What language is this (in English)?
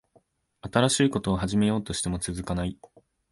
Japanese